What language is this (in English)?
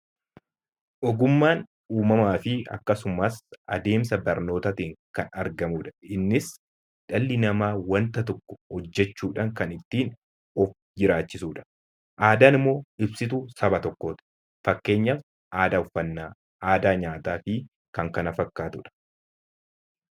Oromo